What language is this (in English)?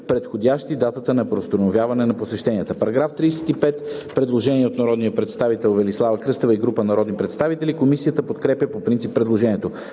Bulgarian